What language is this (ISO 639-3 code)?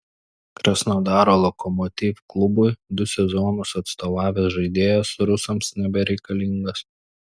lit